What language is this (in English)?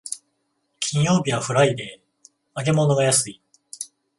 Japanese